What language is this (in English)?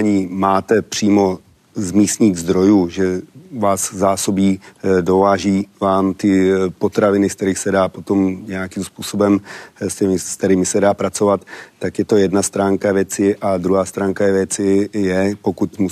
Czech